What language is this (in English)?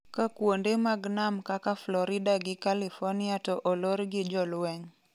Luo (Kenya and Tanzania)